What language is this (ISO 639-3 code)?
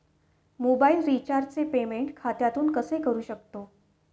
mar